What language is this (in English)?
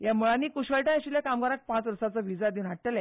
Konkani